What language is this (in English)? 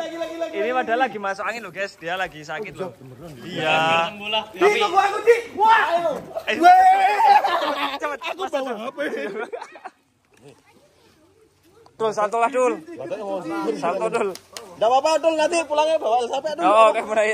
Indonesian